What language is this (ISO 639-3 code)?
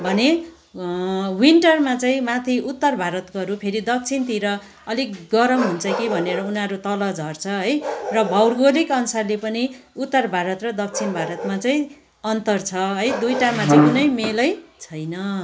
nep